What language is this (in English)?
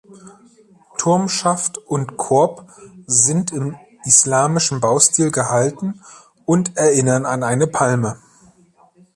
German